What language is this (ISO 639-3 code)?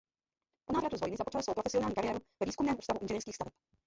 ces